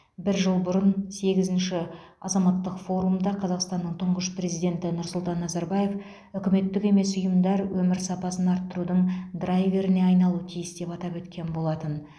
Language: Kazakh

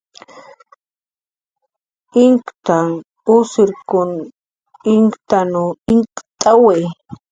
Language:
Jaqaru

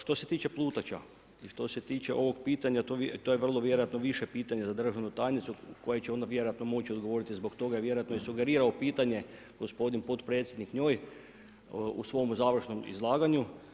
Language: Croatian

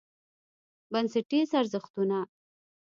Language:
Pashto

